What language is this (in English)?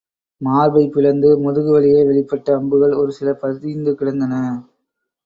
Tamil